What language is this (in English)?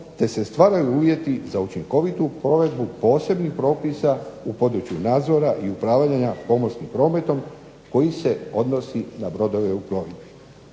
Croatian